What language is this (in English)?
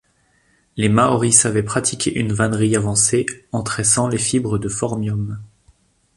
French